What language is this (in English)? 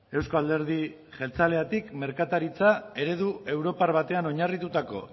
Basque